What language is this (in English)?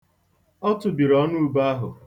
Igbo